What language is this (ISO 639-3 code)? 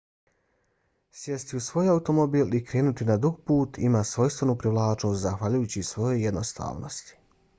bos